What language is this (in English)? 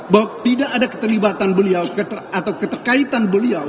Indonesian